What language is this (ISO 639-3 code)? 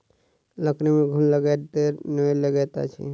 mai